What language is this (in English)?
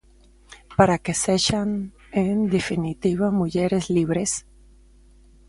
Galician